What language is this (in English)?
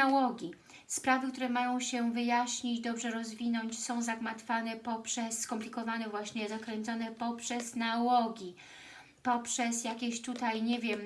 Polish